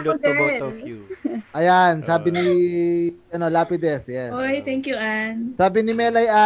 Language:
Filipino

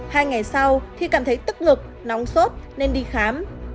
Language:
Vietnamese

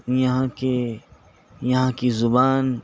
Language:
Urdu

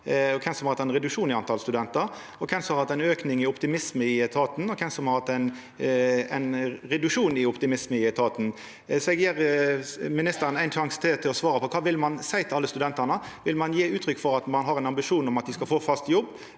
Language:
Norwegian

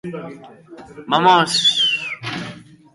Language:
Basque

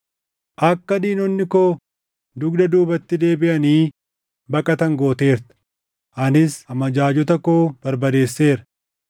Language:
Oromo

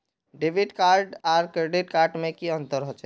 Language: Magahi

